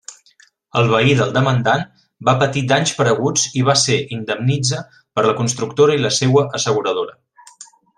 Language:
Catalan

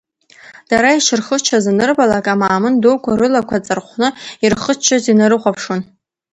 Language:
Abkhazian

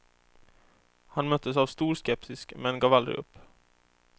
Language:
Swedish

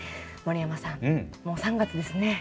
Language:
Japanese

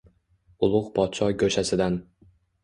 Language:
Uzbek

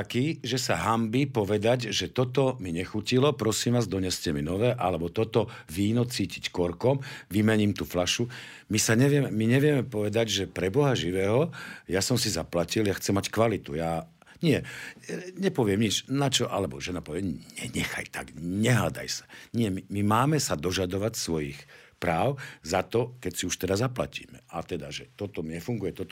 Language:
Slovak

